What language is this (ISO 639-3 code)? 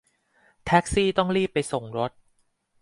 tha